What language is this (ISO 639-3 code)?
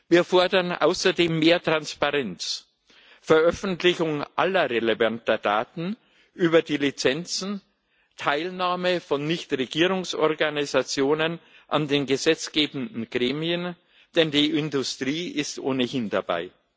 deu